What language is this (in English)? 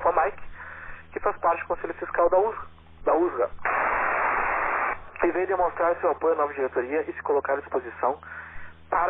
Portuguese